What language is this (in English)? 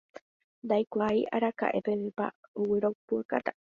Guarani